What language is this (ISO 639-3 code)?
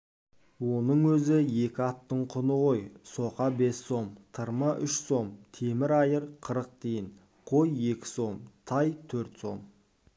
kaz